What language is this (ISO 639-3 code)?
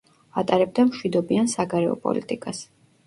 kat